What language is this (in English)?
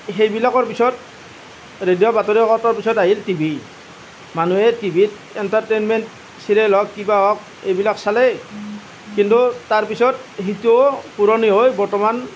Assamese